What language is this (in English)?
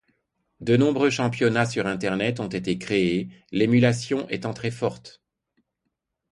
French